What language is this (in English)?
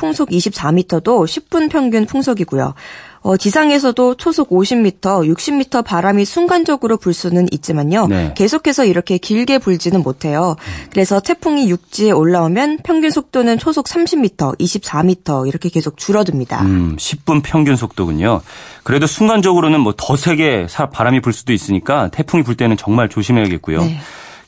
Korean